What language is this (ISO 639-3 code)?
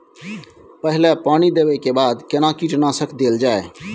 mai